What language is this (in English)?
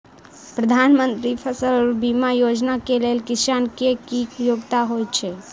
Maithili